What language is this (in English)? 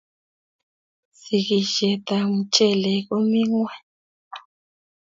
Kalenjin